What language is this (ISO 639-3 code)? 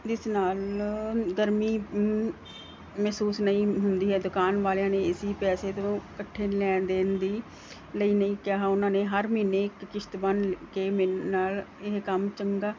pan